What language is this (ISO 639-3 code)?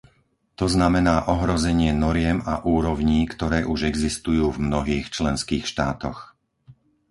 slk